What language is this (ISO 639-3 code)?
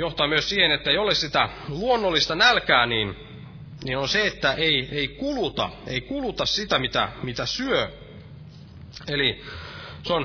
fin